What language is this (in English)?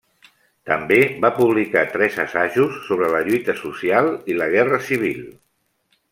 Catalan